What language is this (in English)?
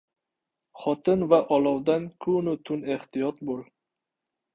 Uzbek